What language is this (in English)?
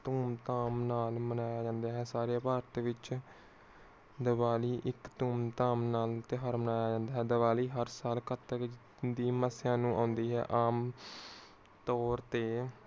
Punjabi